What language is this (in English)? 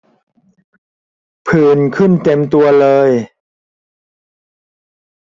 Thai